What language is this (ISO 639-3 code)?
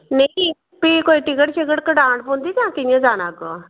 doi